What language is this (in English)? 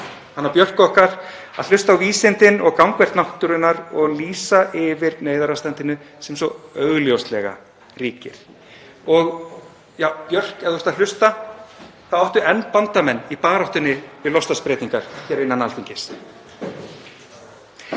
Icelandic